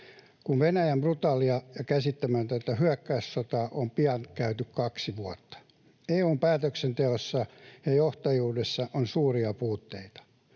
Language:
Finnish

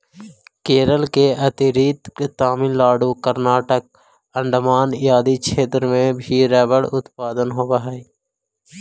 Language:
Magahi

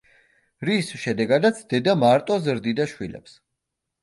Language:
Georgian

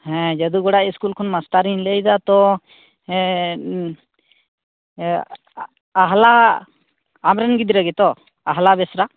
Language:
Santali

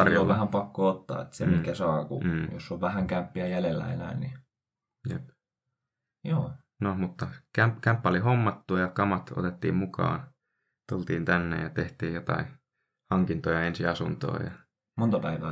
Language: Finnish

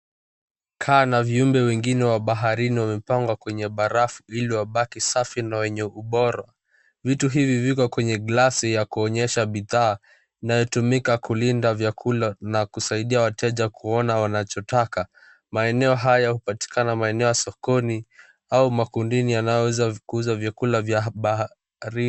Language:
Swahili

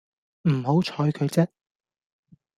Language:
Cantonese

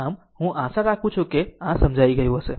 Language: Gujarati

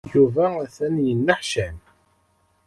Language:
Kabyle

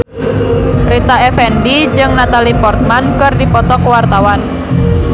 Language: Sundanese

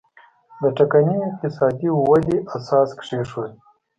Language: Pashto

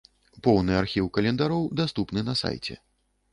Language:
Belarusian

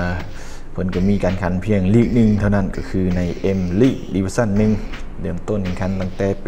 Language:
Thai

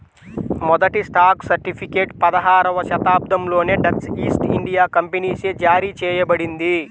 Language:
Telugu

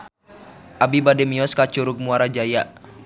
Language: Sundanese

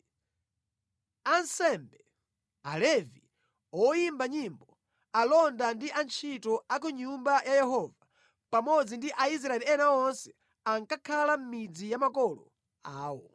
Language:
Nyanja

